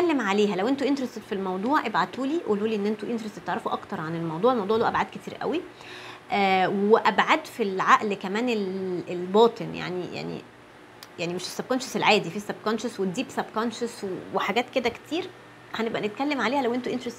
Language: Arabic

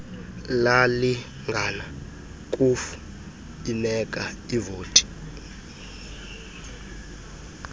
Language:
Xhosa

